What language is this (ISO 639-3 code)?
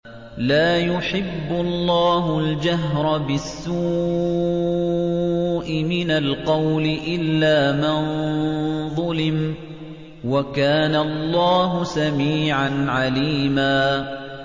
ara